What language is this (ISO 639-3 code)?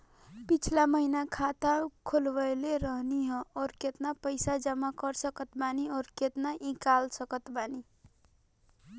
bho